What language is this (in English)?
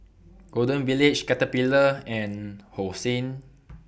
English